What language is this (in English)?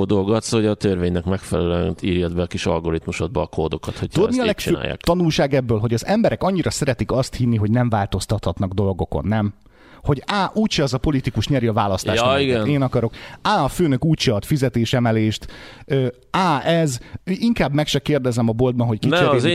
Hungarian